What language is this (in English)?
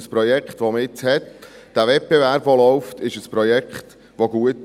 Swiss German